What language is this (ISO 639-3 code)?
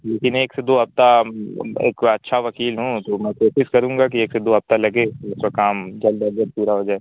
urd